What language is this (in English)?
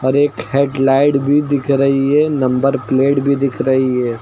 Hindi